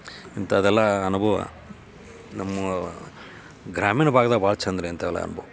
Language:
Kannada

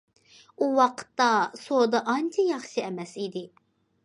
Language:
Uyghur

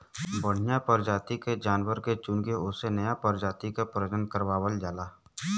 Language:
Bhojpuri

